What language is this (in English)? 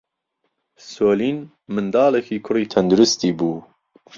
Central Kurdish